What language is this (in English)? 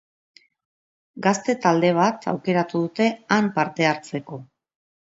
Basque